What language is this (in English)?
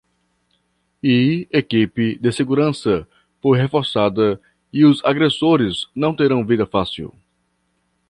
Portuguese